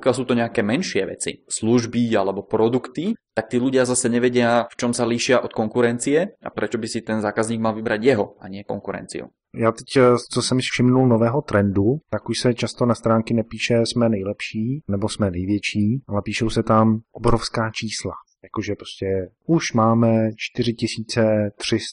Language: Czech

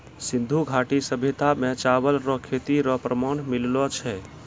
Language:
Maithili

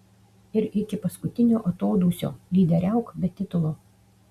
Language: Lithuanian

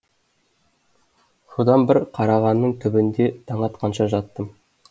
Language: Kazakh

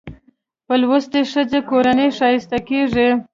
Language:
Pashto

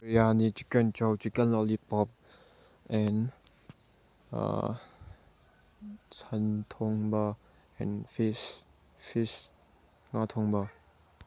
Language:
Manipuri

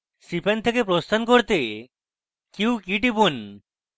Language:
Bangla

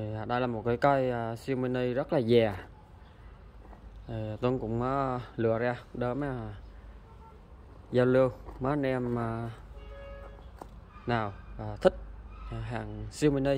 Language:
Vietnamese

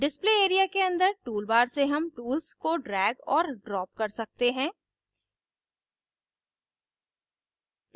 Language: Hindi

